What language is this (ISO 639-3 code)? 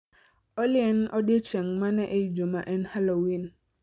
luo